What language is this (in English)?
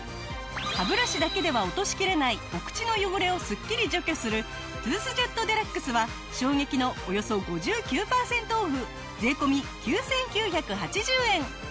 Japanese